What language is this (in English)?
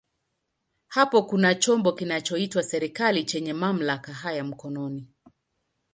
Swahili